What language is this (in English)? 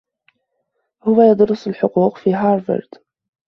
Arabic